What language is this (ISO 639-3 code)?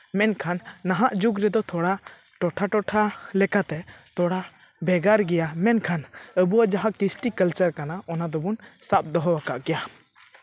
sat